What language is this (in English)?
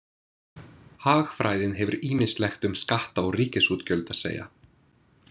Icelandic